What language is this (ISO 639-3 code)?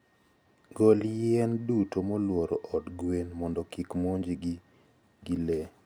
luo